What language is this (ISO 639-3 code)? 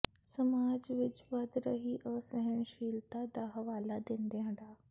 pan